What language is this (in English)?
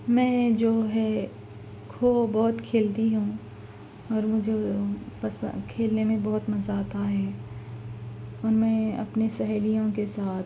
Urdu